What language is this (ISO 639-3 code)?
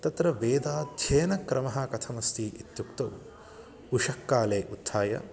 san